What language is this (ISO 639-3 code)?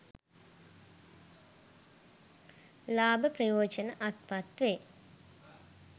sin